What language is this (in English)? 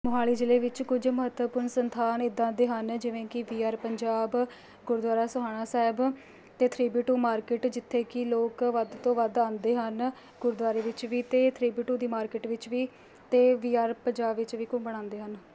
Punjabi